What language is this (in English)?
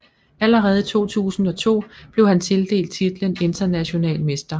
Danish